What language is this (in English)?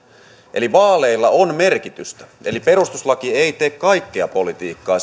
Finnish